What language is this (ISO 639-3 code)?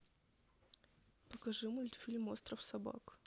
rus